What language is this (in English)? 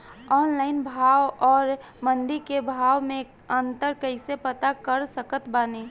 Bhojpuri